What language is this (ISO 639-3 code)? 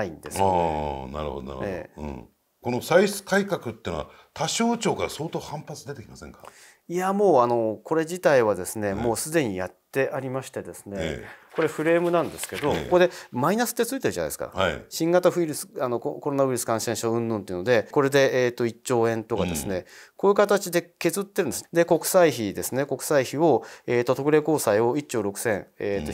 jpn